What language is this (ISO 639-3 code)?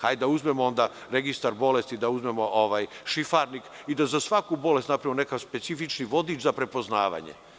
srp